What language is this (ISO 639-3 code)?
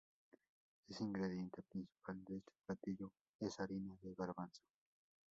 spa